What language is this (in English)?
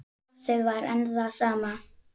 Icelandic